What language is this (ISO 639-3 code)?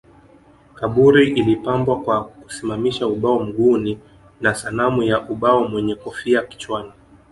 swa